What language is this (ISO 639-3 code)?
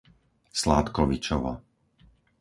slk